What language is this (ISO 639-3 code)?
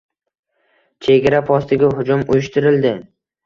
uzb